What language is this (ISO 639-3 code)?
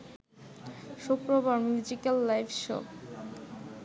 ben